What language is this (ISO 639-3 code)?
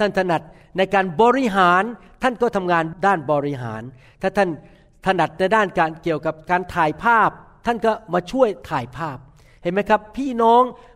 tha